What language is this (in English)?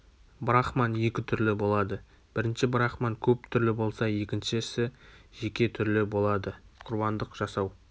Kazakh